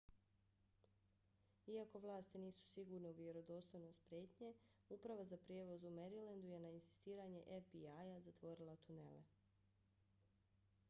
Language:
Bosnian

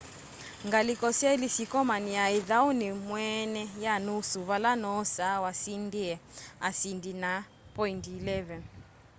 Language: Kamba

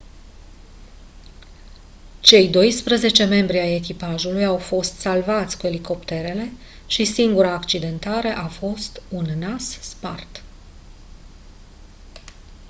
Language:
Romanian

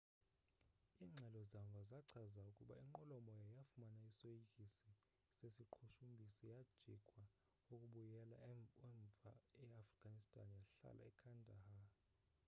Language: Xhosa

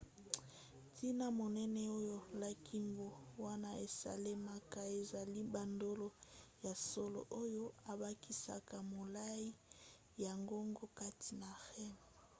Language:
Lingala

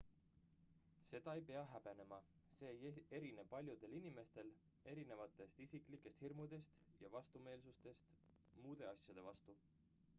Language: Estonian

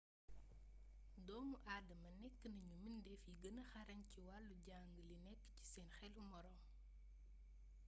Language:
Wolof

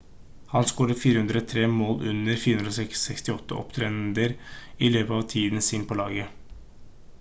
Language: Norwegian Bokmål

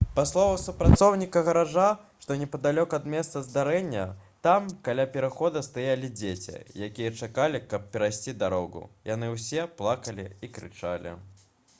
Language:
Belarusian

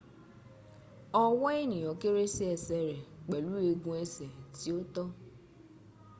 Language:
Yoruba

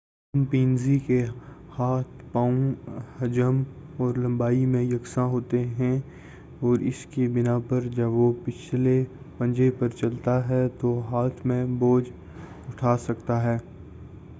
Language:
Urdu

